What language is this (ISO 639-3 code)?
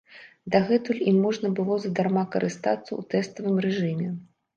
bel